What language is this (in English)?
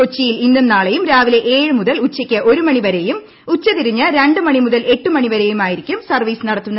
Malayalam